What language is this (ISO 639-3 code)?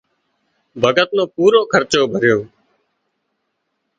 kxp